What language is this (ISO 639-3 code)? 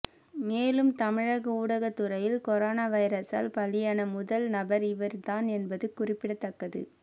tam